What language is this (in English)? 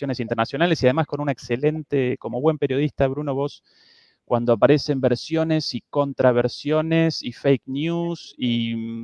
Spanish